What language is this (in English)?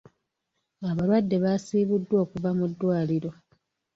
Ganda